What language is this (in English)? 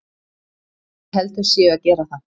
Icelandic